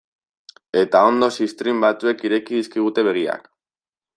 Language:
Basque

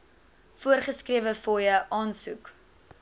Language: Afrikaans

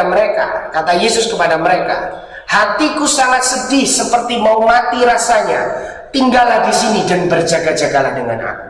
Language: Indonesian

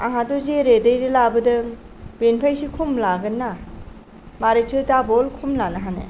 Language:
Bodo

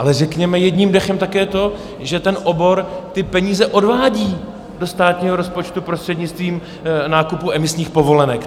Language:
Czech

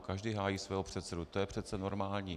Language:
Czech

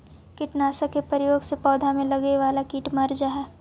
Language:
Magahi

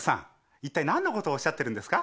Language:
Japanese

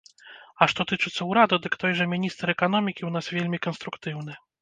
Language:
Belarusian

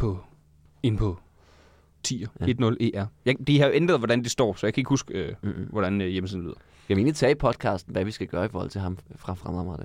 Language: Danish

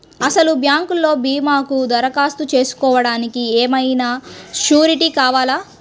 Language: Telugu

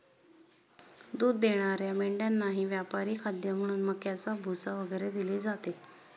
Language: Marathi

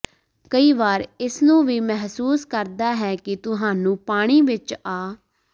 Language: Punjabi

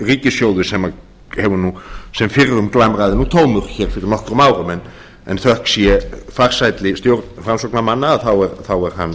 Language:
Icelandic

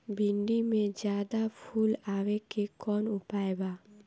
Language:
Bhojpuri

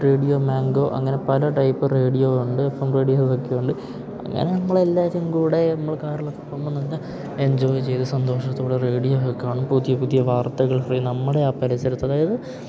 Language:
Malayalam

